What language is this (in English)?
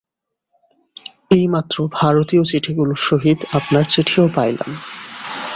Bangla